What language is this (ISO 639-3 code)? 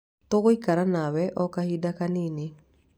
kik